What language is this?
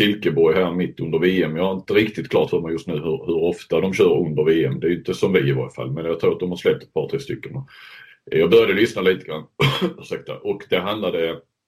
Swedish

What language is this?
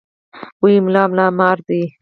Pashto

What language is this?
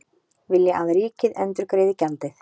Icelandic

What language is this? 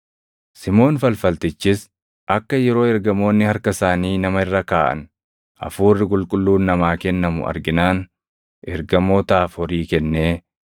Oromo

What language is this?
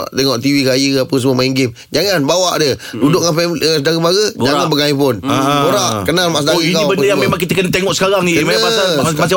Malay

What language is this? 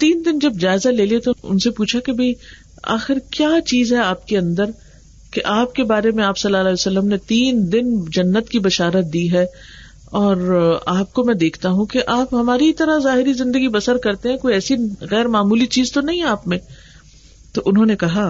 Urdu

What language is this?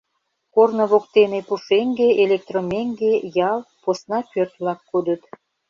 Mari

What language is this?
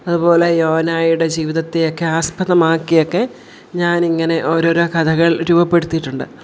Malayalam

